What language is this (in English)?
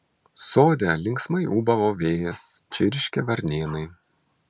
Lithuanian